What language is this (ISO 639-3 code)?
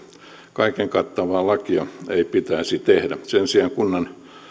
fin